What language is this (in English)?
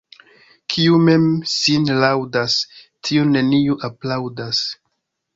Esperanto